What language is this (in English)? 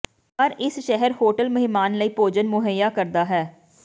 Punjabi